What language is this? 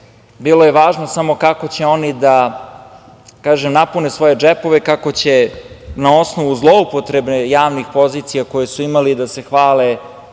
Serbian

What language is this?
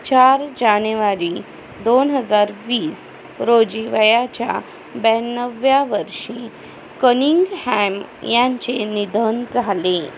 Marathi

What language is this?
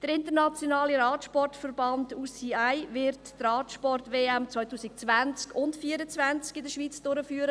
Swiss German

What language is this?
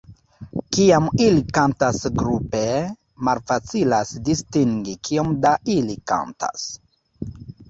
Esperanto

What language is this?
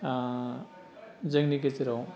Bodo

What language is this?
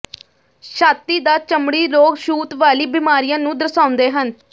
Punjabi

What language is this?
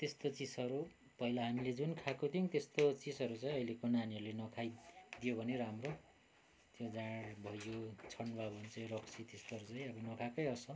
Nepali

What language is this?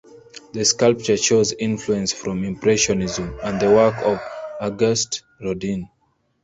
English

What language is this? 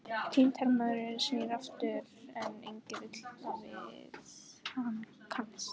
Icelandic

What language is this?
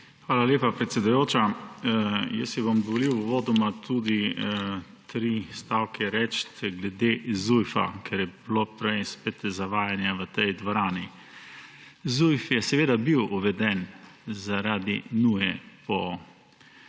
Slovenian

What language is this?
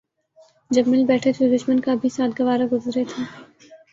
Urdu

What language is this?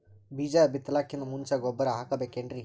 Kannada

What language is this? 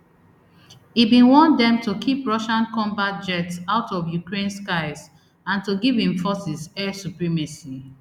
Nigerian Pidgin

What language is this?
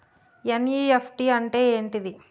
Telugu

